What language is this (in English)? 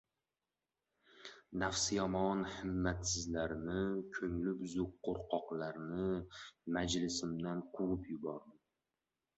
Uzbek